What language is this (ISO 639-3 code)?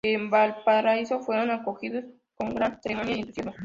spa